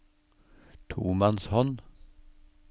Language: Norwegian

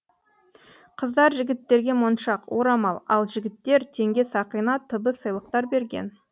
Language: Kazakh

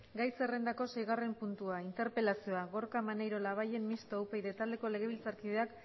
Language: Basque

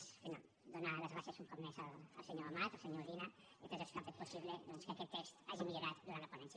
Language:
Catalan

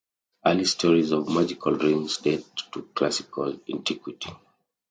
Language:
English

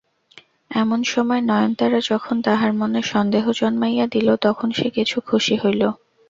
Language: Bangla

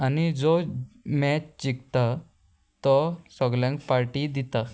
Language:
Konkani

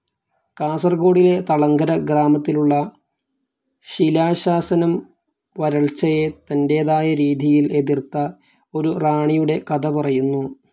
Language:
Malayalam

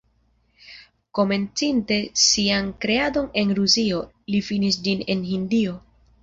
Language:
Esperanto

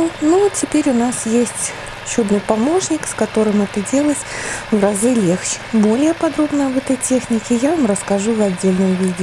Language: Russian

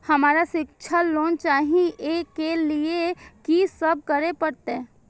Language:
Maithili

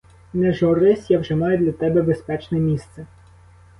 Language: Ukrainian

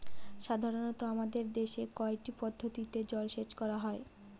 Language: Bangla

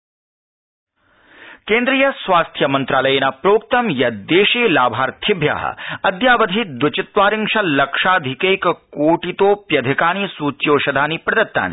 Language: Sanskrit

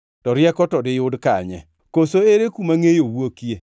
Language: Luo (Kenya and Tanzania)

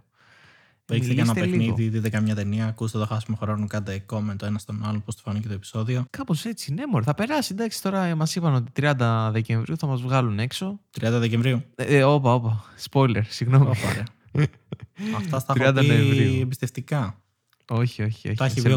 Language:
Greek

